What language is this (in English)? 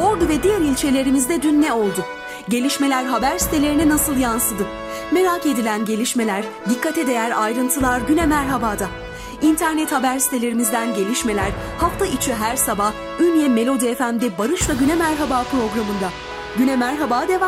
Turkish